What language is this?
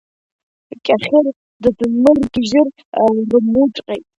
Abkhazian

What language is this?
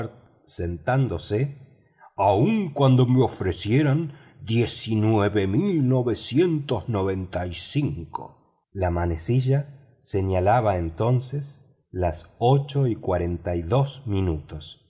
Spanish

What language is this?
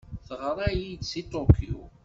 Kabyle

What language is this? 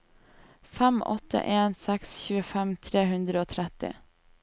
Norwegian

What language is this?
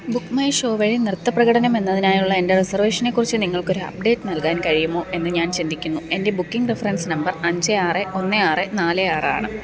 Malayalam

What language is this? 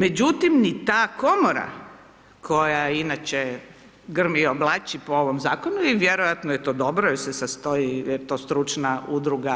Croatian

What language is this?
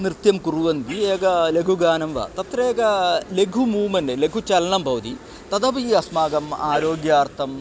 Sanskrit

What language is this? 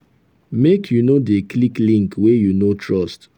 Nigerian Pidgin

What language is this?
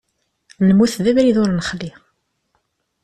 Kabyle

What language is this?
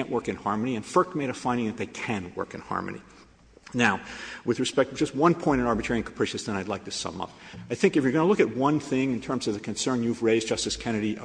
English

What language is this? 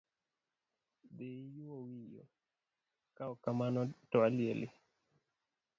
Luo (Kenya and Tanzania)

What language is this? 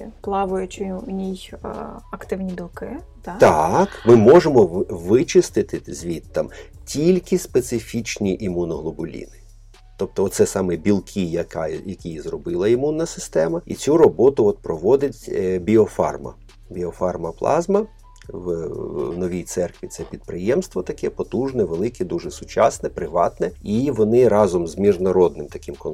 Ukrainian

